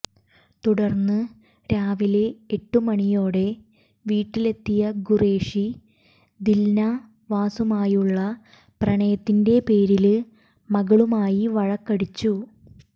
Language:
Malayalam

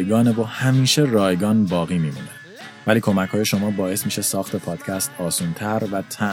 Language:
Persian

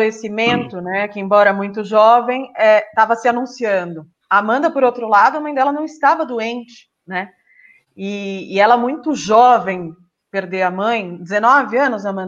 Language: Portuguese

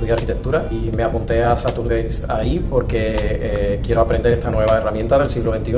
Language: Spanish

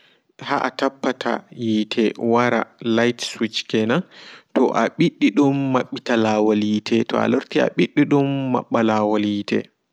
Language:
Fula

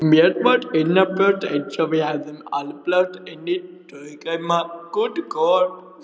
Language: Icelandic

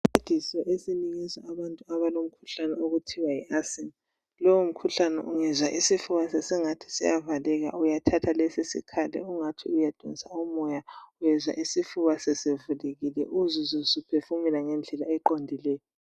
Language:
North Ndebele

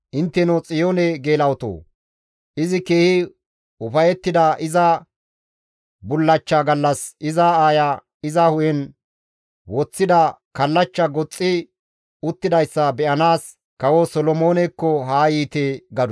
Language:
Gamo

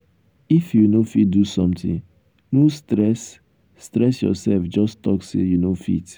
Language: Nigerian Pidgin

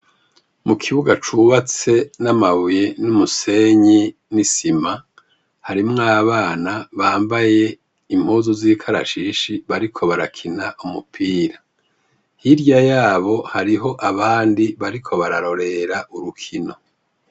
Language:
Rundi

